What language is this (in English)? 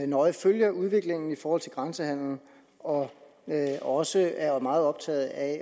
Danish